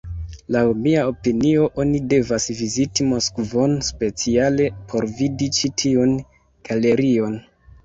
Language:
Esperanto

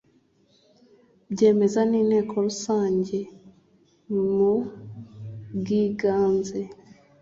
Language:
Kinyarwanda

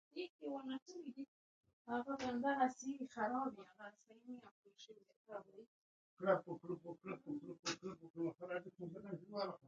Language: Pashto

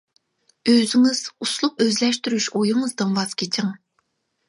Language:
Uyghur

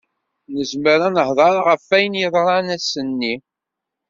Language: Kabyle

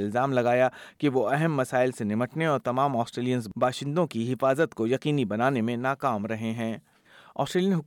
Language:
Urdu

